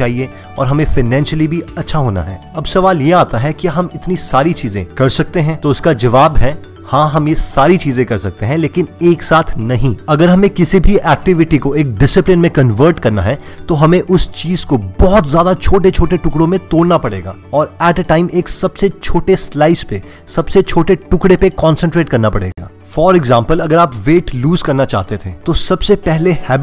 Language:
Hindi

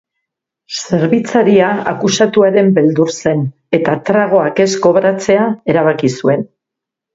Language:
Basque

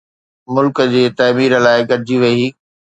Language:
Sindhi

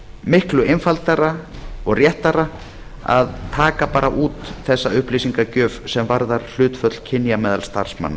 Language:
Icelandic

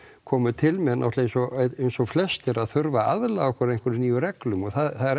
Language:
Icelandic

